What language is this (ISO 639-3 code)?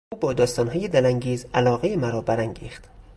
fas